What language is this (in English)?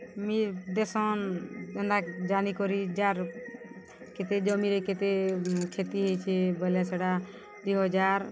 Odia